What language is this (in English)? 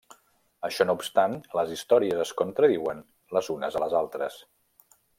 Catalan